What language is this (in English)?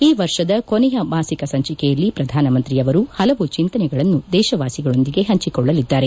Kannada